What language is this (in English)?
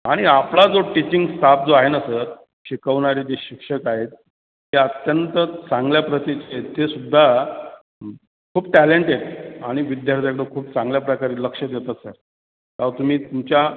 Marathi